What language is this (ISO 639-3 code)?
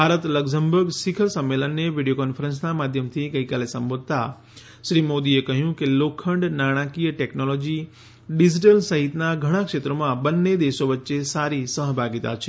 guj